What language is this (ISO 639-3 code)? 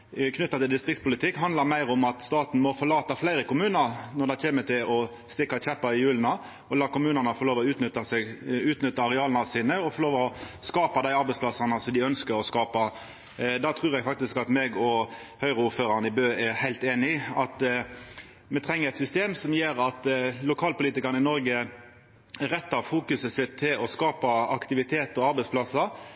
nno